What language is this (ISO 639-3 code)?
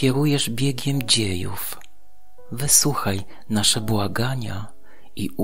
pol